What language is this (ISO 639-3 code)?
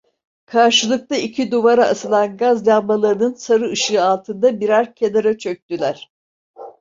tur